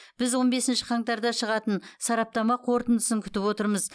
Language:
Kazakh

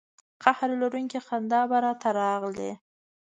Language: Pashto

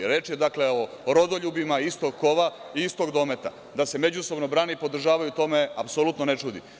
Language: Serbian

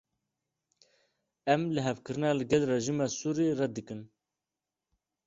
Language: Kurdish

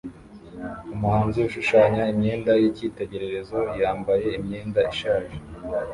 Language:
Kinyarwanda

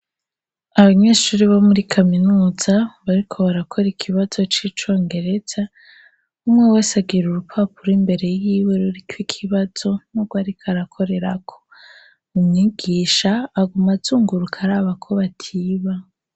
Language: Rundi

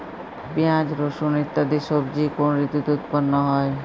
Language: Bangla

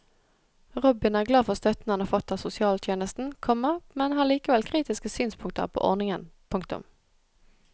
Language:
Norwegian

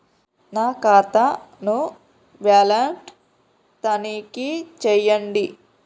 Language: Telugu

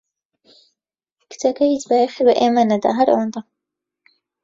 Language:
Central Kurdish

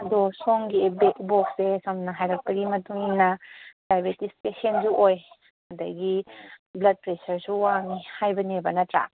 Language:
Manipuri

